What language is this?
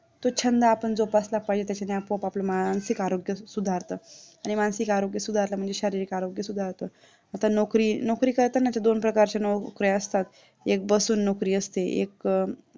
Marathi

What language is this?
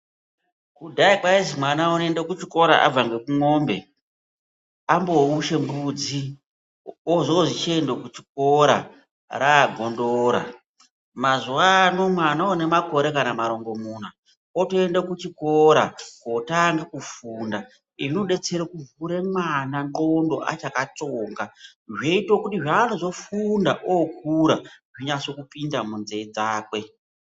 Ndau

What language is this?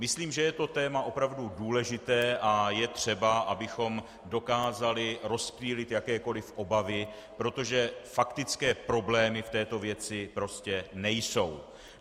Czech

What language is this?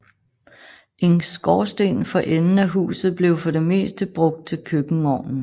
Danish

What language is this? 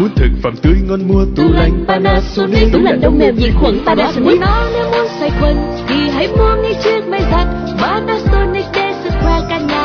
Vietnamese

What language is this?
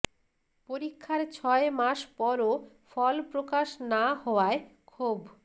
Bangla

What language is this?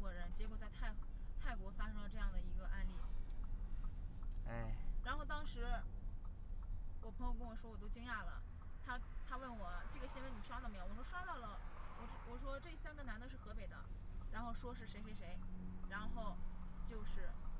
Chinese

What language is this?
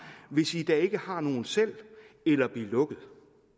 Danish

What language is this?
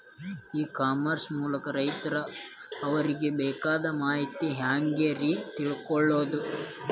Kannada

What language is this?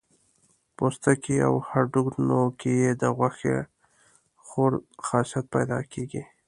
Pashto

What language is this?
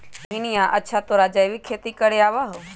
Magahi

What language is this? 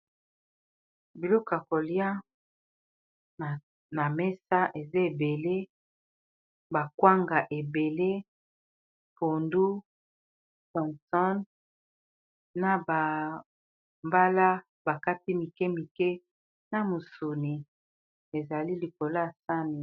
Lingala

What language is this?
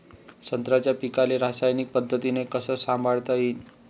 Marathi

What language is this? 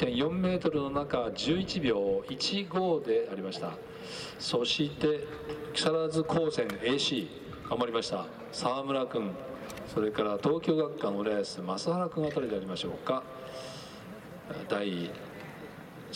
Japanese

